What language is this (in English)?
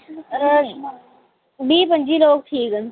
Dogri